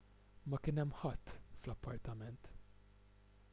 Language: Maltese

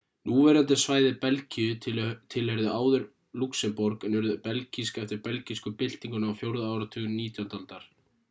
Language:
Icelandic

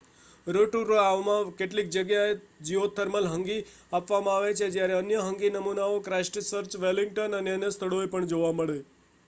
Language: Gujarati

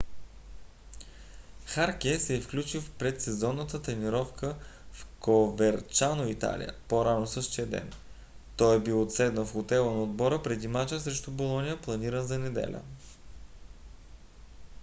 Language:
Bulgarian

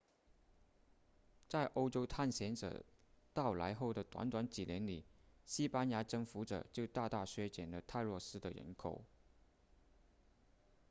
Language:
Chinese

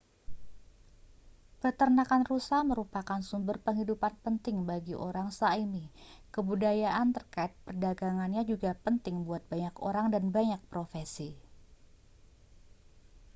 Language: Indonesian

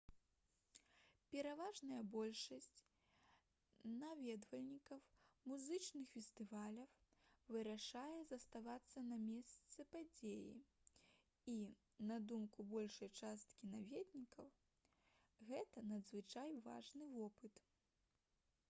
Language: Belarusian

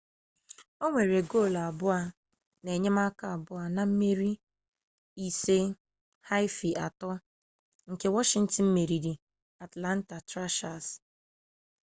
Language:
Igbo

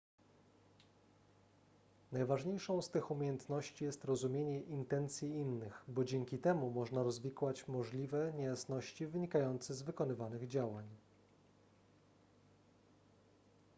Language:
Polish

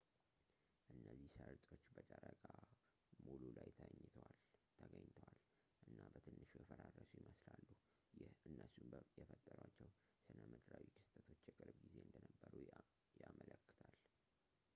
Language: Amharic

